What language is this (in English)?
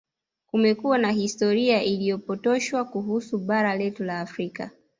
Swahili